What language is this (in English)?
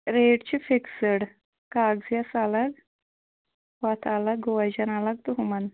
Kashmiri